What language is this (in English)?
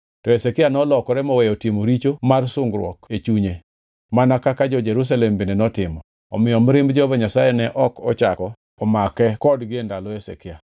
Luo (Kenya and Tanzania)